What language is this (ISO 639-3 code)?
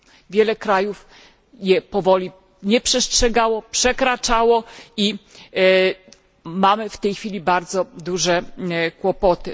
pol